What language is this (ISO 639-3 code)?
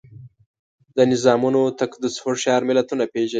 pus